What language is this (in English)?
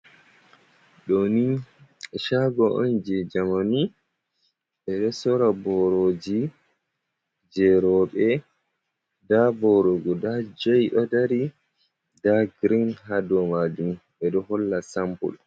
Fula